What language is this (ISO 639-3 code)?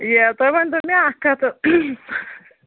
kas